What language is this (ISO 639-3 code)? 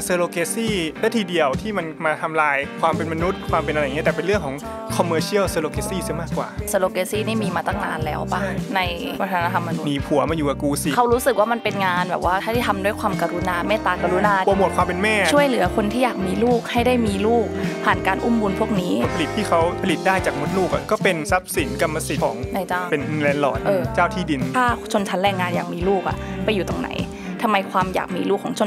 tha